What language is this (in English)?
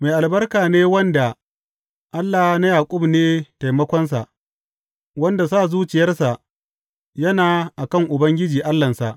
Hausa